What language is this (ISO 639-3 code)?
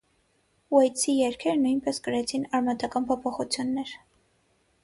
hye